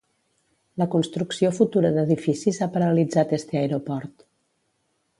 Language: Catalan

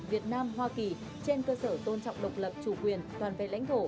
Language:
Vietnamese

